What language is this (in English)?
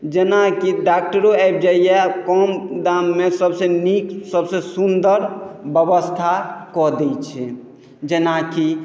Maithili